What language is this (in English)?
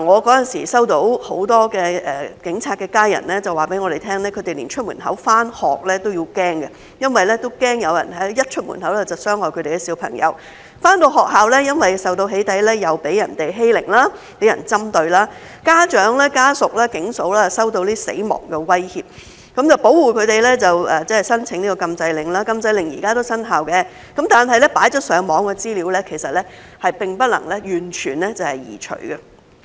Cantonese